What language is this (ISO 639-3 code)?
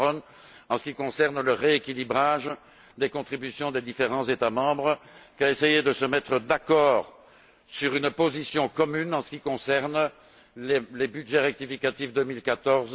fra